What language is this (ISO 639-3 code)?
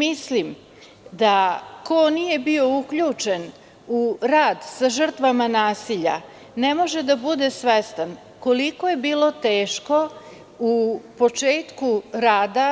srp